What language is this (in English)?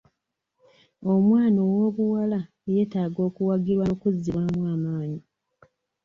Ganda